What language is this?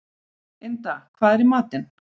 Icelandic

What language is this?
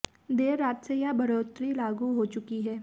Hindi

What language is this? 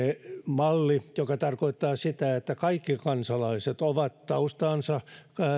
Finnish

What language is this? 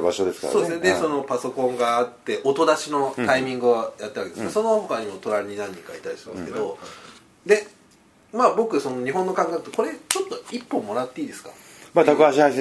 Japanese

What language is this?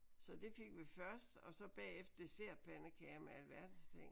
Danish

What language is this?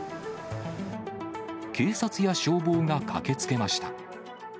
Japanese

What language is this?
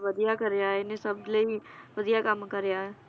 Punjabi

